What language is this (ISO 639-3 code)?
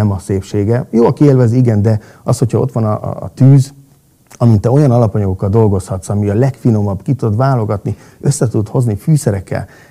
hun